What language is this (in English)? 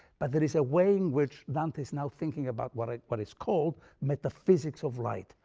English